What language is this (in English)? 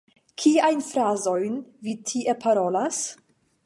Esperanto